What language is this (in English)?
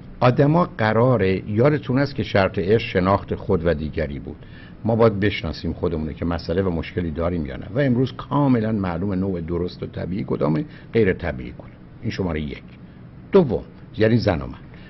Persian